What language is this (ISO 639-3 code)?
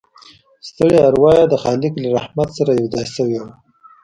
pus